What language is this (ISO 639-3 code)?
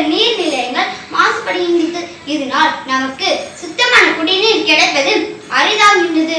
tam